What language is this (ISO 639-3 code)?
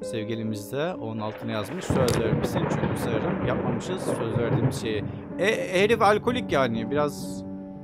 tur